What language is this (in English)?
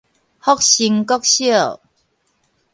Min Nan Chinese